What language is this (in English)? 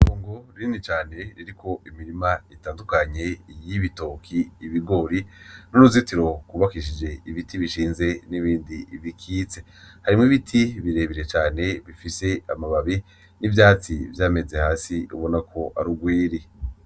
Rundi